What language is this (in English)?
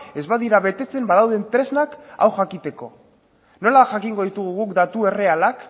Basque